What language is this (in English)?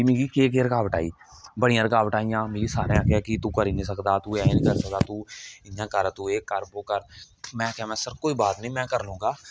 Dogri